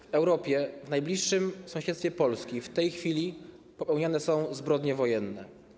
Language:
Polish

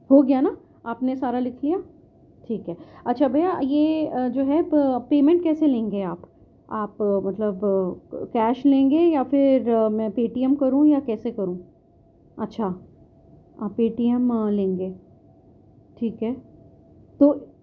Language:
Urdu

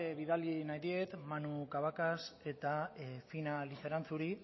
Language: Basque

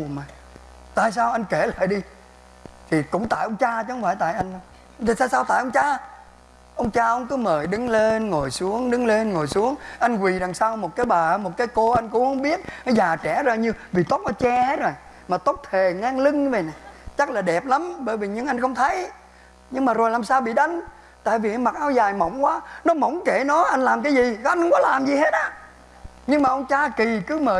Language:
Vietnamese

